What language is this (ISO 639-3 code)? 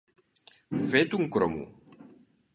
cat